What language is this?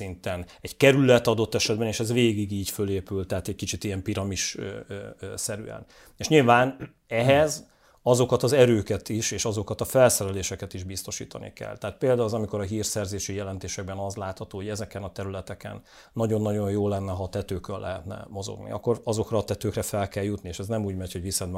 Hungarian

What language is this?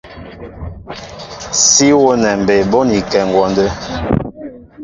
Mbo (Cameroon)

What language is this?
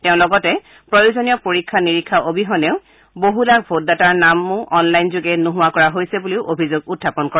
Assamese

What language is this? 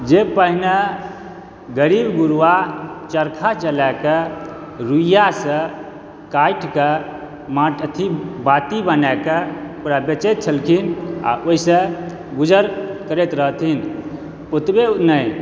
Maithili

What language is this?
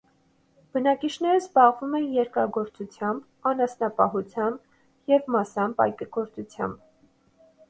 Armenian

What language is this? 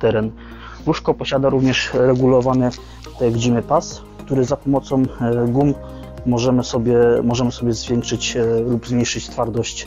Polish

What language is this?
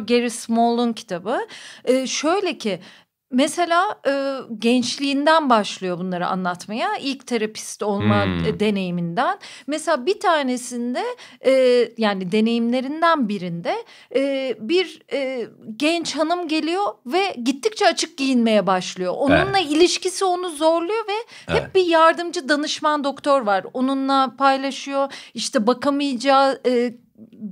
Turkish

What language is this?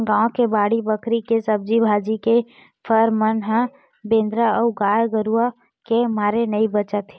Chhattisgarhi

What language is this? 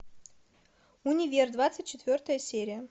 Russian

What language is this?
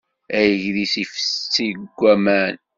Kabyle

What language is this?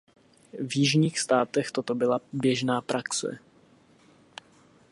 Czech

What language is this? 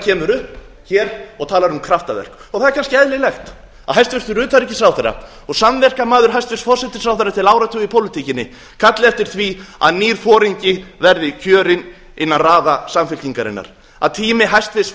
Icelandic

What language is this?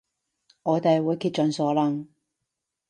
Cantonese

